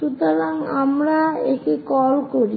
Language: Bangla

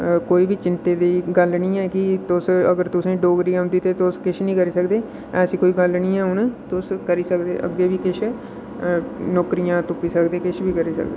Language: Dogri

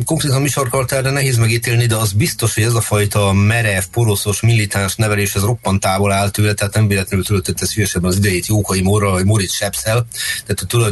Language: Hungarian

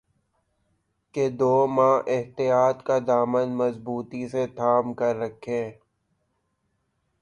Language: Urdu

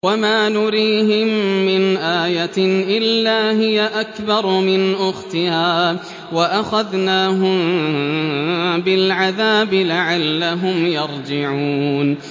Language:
Arabic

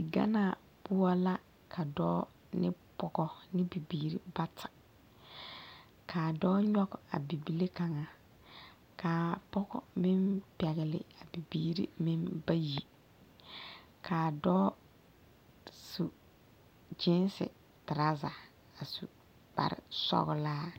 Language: Southern Dagaare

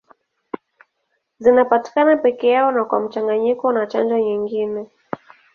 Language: Swahili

